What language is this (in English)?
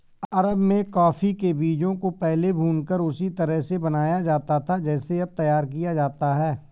Hindi